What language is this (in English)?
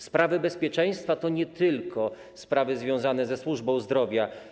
Polish